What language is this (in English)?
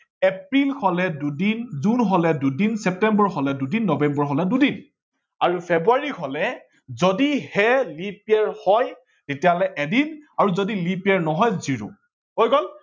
Assamese